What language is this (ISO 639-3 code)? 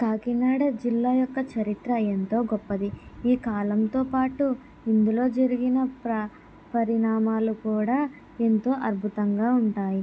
tel